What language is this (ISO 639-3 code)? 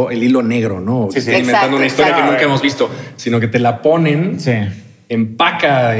spa